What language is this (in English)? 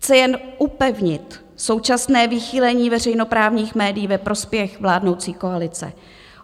Czech